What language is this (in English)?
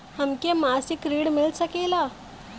Bhojpuri